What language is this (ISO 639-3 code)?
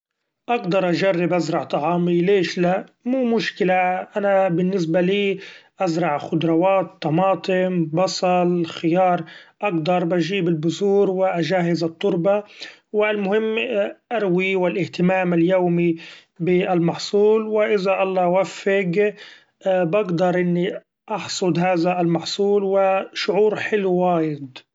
afb